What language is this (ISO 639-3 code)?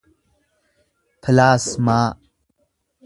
orm